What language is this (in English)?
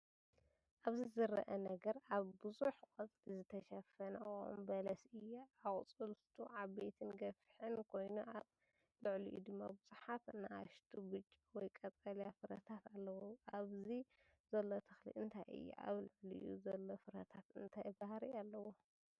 Tigrinya